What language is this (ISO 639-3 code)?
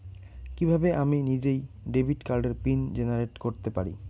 ben